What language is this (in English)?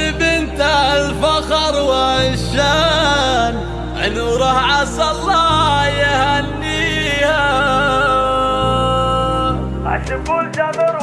Arabic